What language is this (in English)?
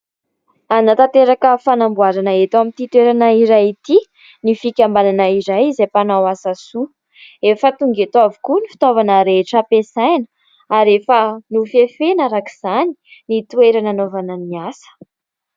Malagasy